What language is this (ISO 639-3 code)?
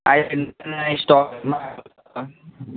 nep